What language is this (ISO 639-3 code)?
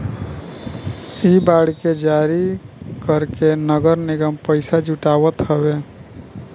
bho